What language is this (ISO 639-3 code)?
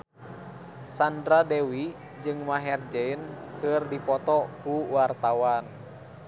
sun